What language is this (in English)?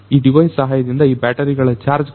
Kannada